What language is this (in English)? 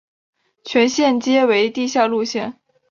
Chinese